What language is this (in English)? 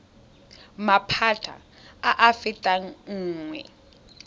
Tswana